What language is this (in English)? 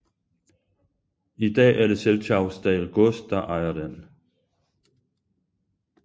Danish